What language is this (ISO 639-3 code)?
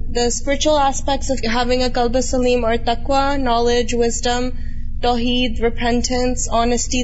urd